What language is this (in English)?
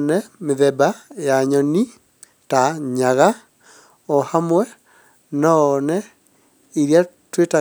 Kikuyu